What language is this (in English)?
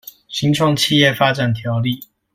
Chinese